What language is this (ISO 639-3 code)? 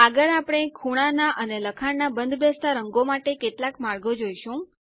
guj